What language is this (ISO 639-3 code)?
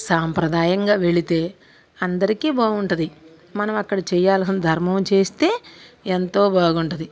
tel